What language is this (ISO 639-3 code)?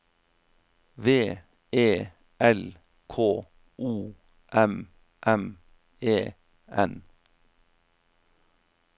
nor